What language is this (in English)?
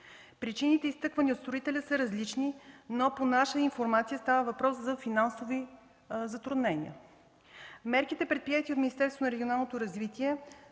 Bulgarian